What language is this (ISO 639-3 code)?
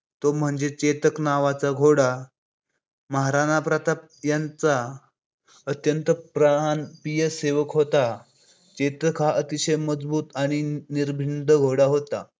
mar